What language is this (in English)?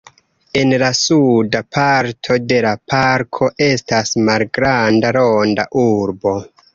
Esperanto